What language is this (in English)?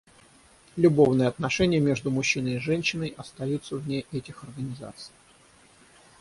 Russian